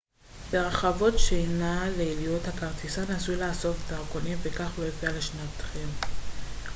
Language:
Hebrew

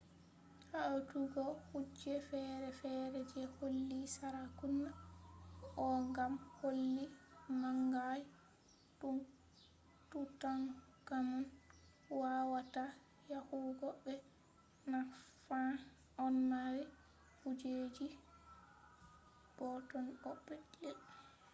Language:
Fula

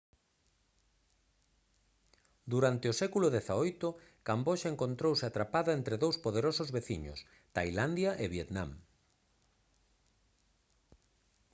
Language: Galician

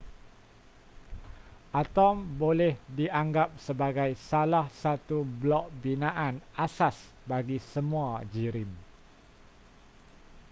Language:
Malay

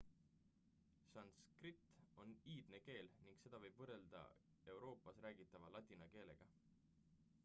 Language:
Estonian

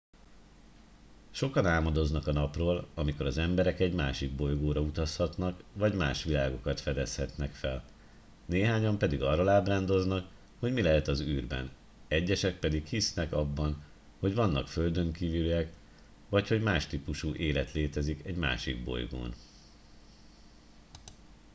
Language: Hungarian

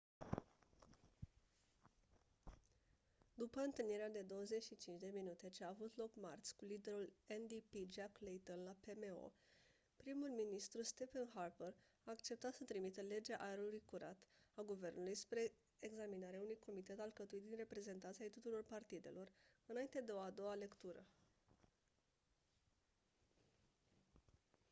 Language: Romanian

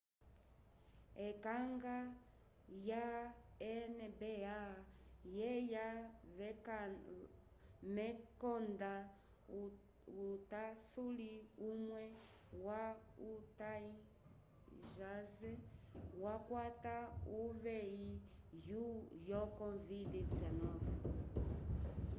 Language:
Umbundu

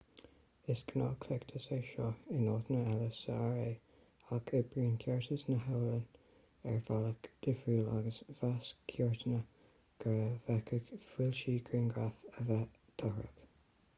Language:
Irish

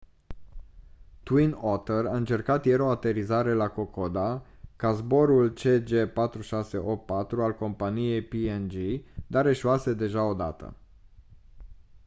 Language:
Romanian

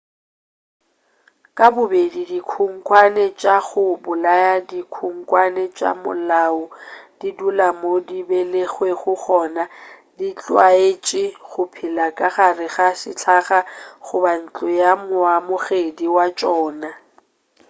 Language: Northern Sotho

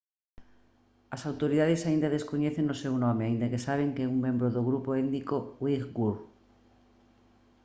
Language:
Galician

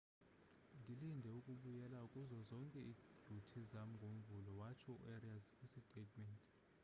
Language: Xhosa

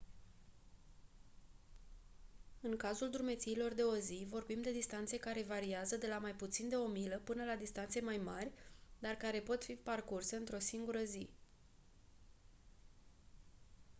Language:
Romanian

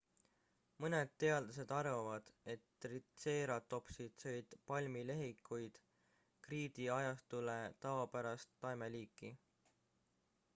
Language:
Estonian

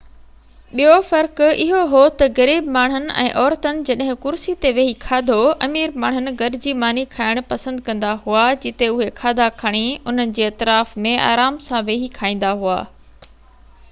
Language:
Sindhi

